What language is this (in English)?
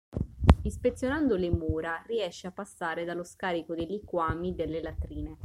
Italian